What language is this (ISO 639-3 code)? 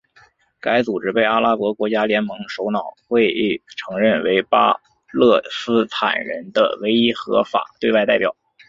zho